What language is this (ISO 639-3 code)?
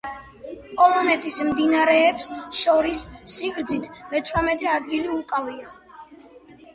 kat